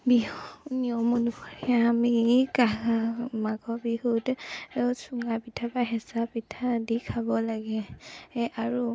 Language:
Assamese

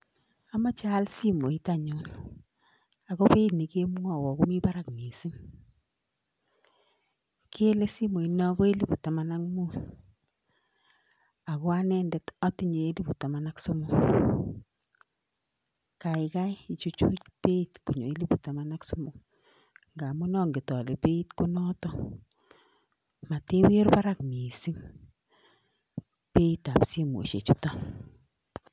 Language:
Kalenjin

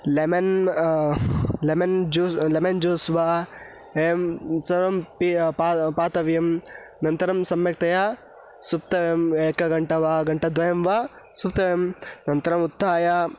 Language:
Sanskrit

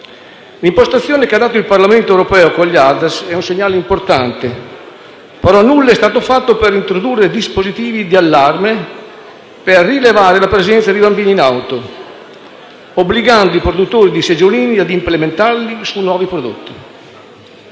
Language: Italian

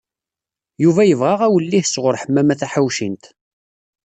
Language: Kabyle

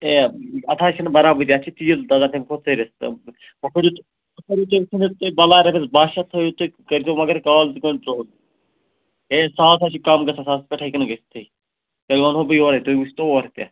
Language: Kashmiri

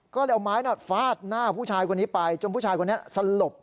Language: Thai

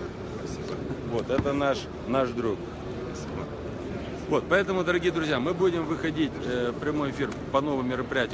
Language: Russian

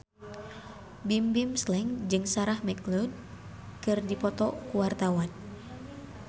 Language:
Sundanese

